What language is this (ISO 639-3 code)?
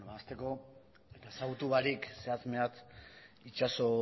eus